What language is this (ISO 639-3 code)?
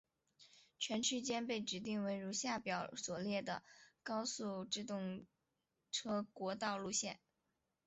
zho